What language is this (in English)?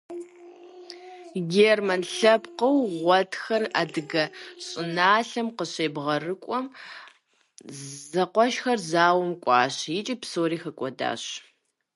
Kabardian